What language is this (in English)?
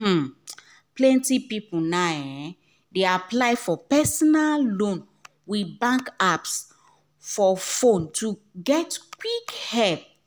Nigerian Pidgin